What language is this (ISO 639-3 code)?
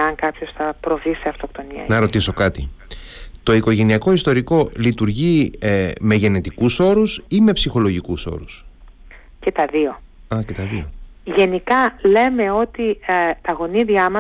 ell